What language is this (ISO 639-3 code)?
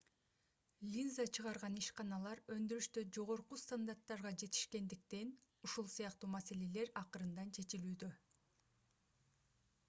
kir